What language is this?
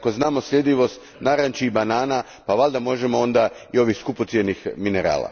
Croatian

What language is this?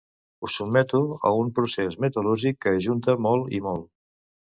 Catalan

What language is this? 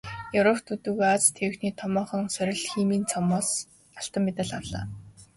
Mongolian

